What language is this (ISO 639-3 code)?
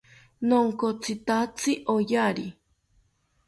cpy